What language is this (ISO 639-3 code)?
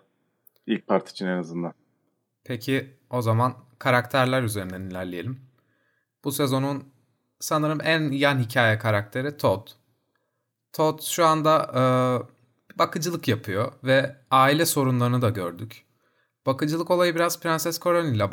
tur